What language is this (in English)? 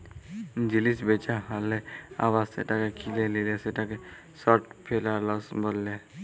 Bangla